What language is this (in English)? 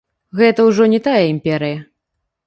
Belarusian